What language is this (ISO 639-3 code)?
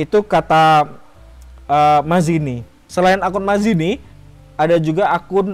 ind